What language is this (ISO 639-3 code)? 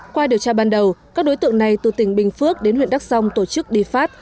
vie